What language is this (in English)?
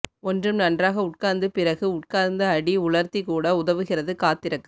Tamil